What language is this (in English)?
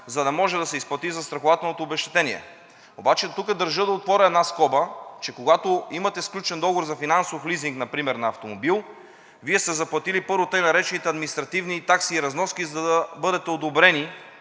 Bulgarian